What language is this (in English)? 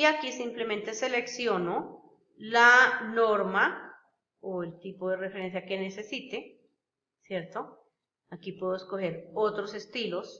Spanish